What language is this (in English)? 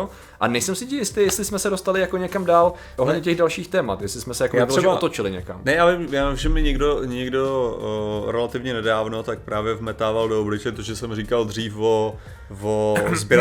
Czech